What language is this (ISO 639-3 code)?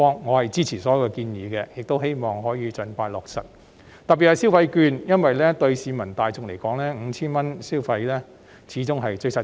yue